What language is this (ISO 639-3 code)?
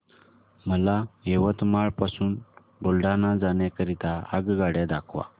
mar